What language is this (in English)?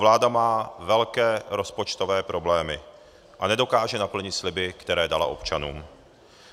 Czech